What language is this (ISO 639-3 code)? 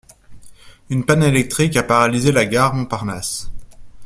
fra